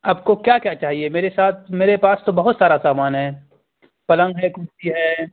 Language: Urdu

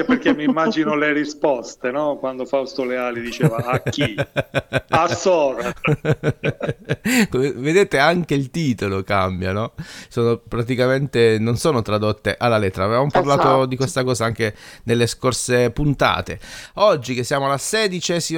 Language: Italian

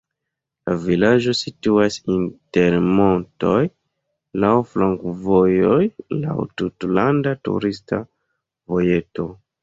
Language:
Esperanto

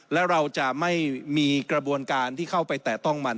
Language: Thai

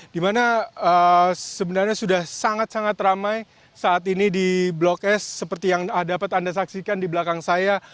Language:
Indonesian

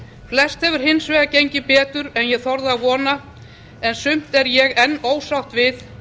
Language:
Icelandic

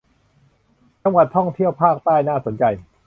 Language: Thai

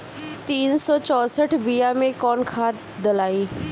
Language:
Bhojpuri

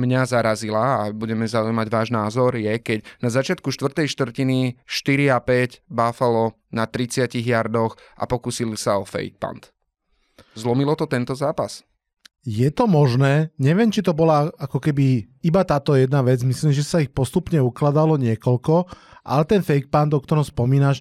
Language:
Slovak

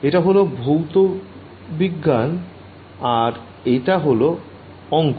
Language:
Bangla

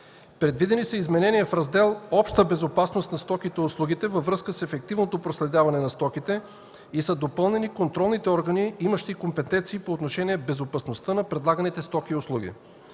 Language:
Bulgarian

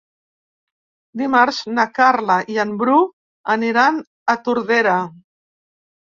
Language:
Catalan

